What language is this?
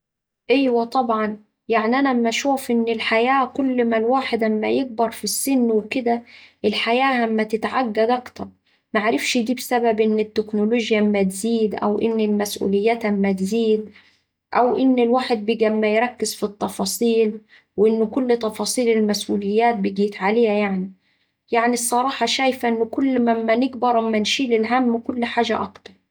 Saidi Arabic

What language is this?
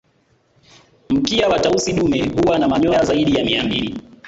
Swahili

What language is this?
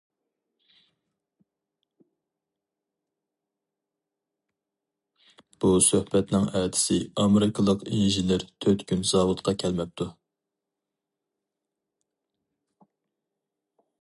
Uyghur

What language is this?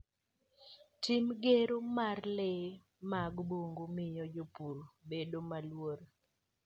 Luo (Kenya and Tanzania)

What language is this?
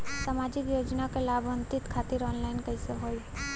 Bhojpuri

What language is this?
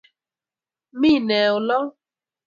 Kalenjin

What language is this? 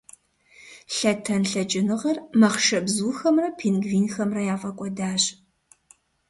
Kabardian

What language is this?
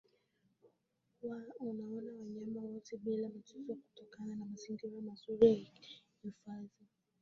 Swahili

